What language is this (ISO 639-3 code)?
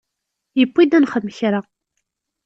kab